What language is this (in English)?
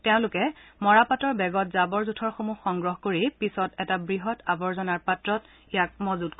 Assamese